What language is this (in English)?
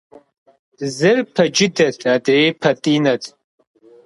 Kabardian